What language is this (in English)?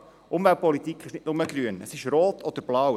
Swiss German